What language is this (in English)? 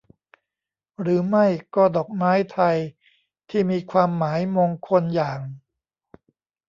Thai